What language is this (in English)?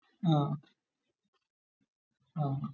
Malayalam